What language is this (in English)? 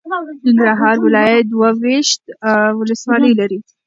Pashto